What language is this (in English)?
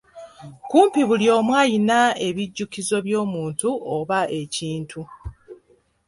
Ganda